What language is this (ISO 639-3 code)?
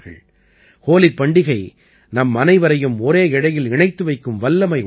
tam